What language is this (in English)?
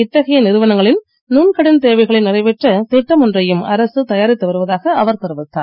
Tamil